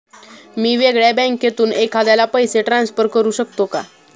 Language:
Marathi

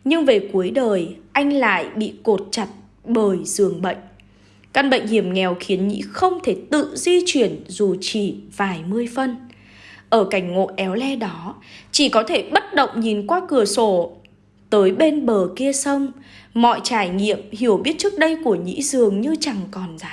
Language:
Vietnamese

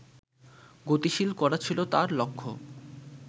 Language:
Bangla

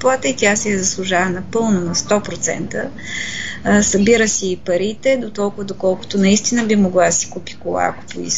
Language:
Bulgarian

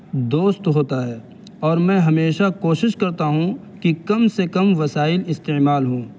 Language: Urdu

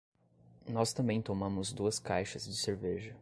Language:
Portuguese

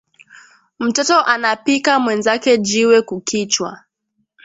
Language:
Swahili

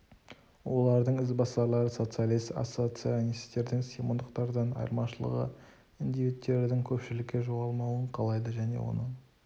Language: Kazakh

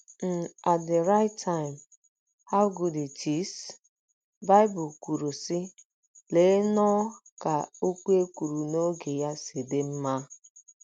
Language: Igbo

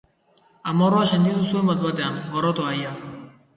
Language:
Basque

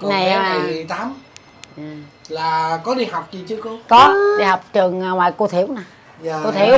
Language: Vietnamese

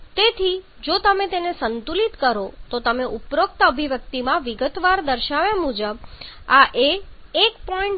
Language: Gujarati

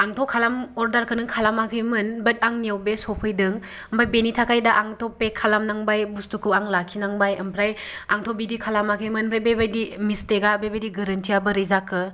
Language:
Bodo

